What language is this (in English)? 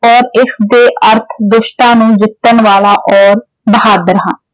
Punjabi